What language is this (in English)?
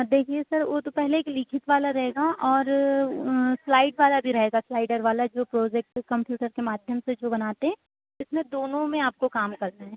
Hindi